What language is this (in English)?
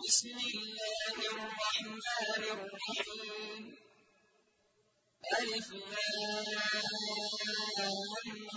Arabic